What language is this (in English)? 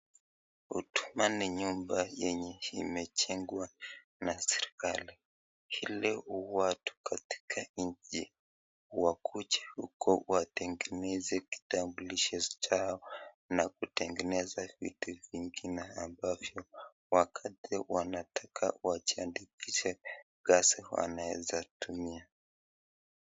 Swahili